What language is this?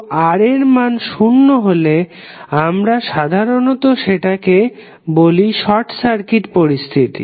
Bangla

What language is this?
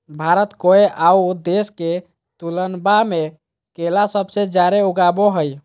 Magahi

